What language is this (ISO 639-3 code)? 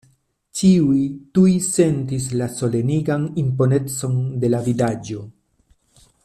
epo